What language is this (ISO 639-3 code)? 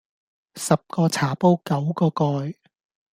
yue